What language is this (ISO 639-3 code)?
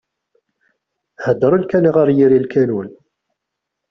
kab